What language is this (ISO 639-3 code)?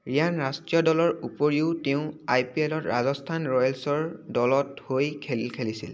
asm